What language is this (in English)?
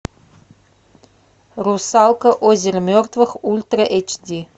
Russian